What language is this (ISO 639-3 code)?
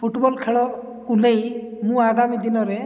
ori